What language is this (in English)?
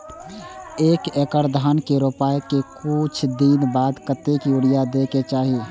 Maithili